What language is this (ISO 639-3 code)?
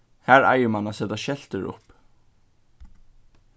fao